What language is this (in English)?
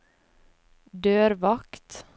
Norwegian